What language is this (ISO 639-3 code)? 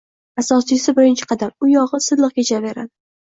uzb